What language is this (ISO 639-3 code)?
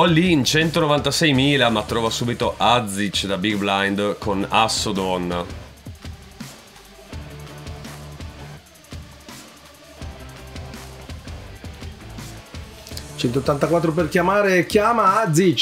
ita